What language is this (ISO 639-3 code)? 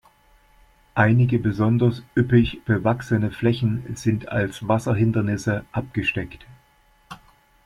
deu